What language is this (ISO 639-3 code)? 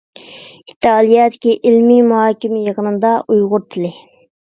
uig